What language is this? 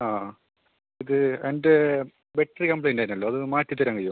Malayalam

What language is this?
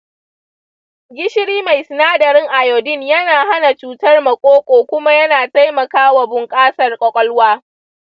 Hausa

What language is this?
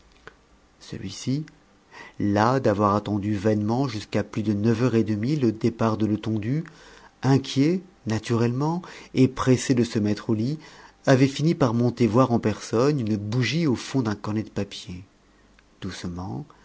French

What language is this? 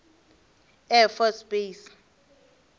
Northern Sotho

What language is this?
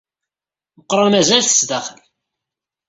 Kabyle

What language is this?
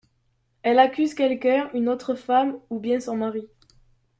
French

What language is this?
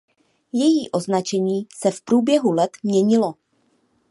Czech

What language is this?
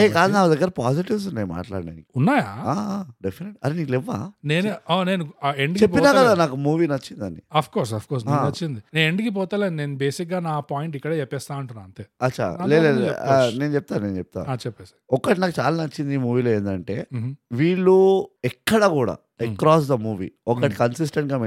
Telugu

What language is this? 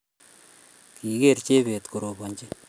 Kalenjin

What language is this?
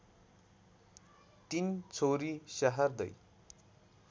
Nepali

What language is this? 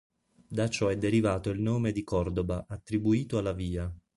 Italian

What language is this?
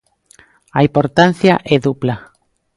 Galician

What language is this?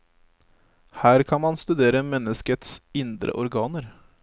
Norwegian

